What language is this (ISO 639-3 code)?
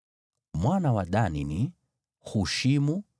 swa